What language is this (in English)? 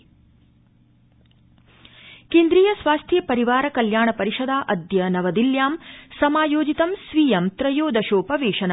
Sanskrit